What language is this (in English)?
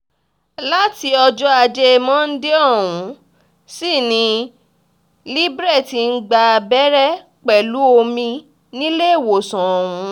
Yoruba